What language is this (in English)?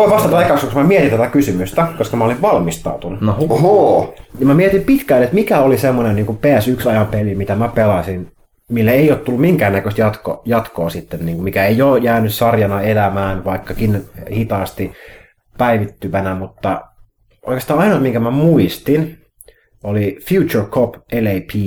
Finnish